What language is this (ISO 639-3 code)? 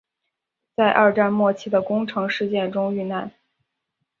zho